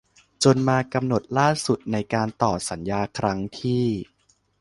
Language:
Thai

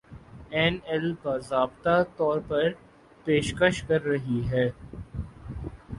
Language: Urdu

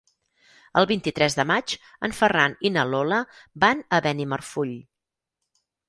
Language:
Catalan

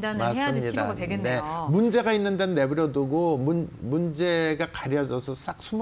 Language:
Korean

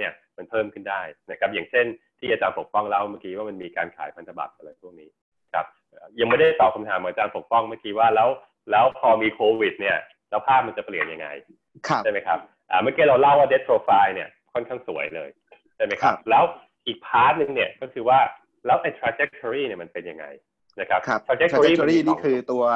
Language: Thai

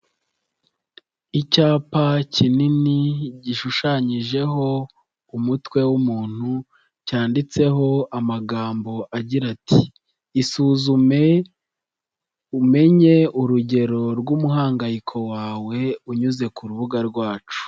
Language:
Kinyarwanda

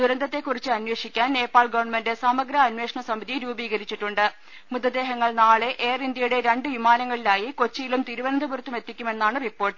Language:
Malayalam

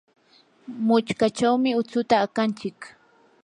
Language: Yanahuanca Pasco Quechua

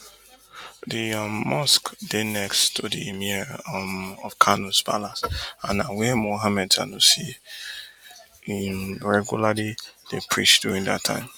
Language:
Nigerian Pidgin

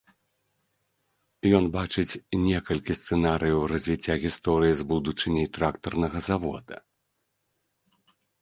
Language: Belarusian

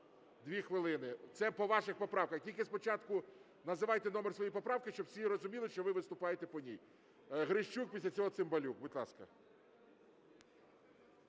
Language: Ukrainian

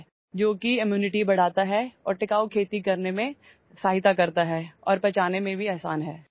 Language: Assamese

